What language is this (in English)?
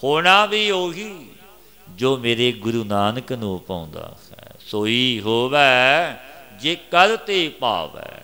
Hindi